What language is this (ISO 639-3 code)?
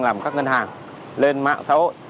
vie